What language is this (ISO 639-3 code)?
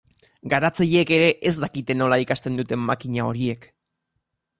eus